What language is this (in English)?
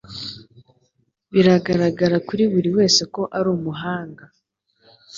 Kinyarwanda